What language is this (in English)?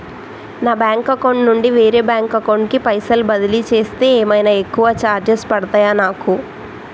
Telugu